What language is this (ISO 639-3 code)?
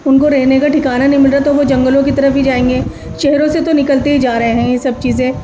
urd